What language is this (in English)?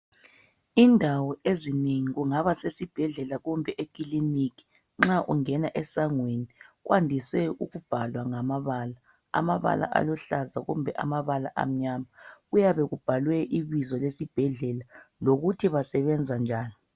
North Ndebele